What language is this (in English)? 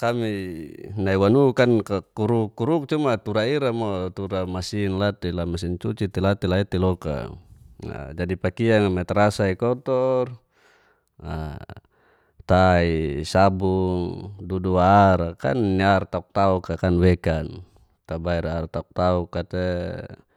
Geser-Gorom